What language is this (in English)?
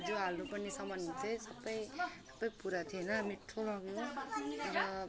Nepali